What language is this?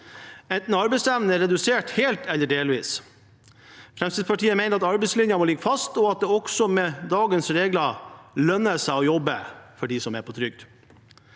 Norwegian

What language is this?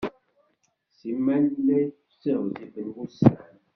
Kabyle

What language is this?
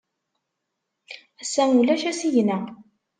Kabyle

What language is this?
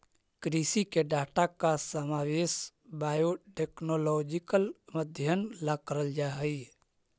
Magahi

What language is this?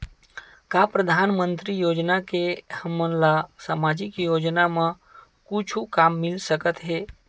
Chhattisgarhi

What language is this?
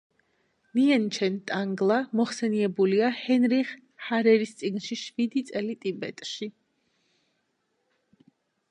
Georgian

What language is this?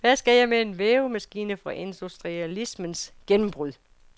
Danish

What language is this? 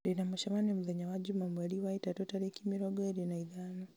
Kikuyu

